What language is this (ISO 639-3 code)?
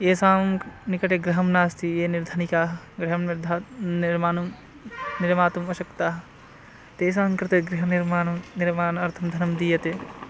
san